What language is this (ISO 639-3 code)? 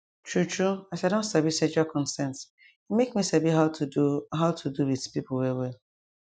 pcm